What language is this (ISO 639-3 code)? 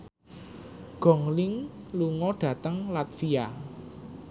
jav